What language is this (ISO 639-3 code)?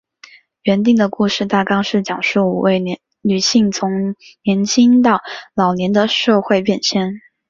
zho